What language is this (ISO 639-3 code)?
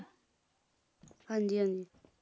pan